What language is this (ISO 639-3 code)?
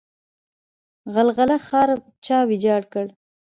pus